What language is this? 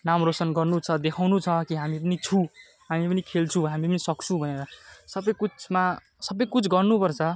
Nepali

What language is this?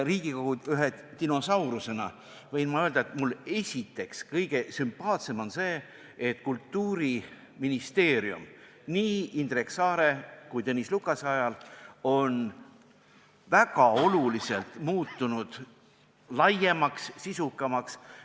Estonian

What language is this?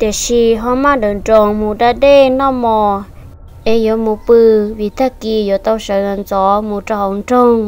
Vietnamese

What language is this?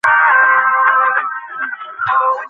Bangla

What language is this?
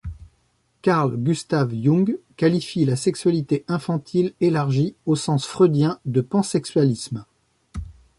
French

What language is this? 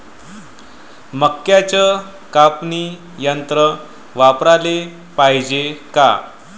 Marathi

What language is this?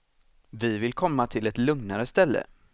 Swedish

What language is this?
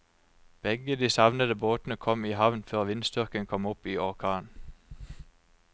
Norwegian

